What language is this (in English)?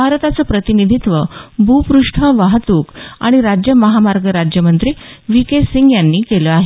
Marathi